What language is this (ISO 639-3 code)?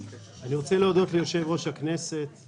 heb